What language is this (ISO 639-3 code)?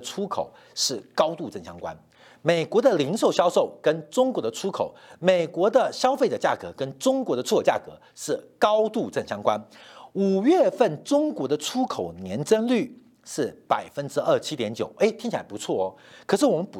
zho